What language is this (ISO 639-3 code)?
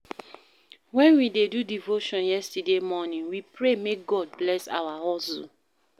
pcm